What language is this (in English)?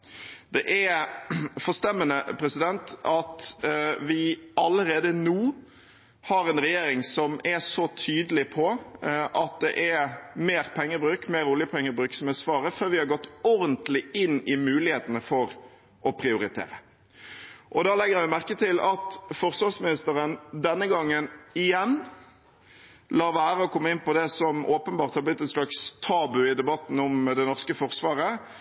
Norwegian Bokmål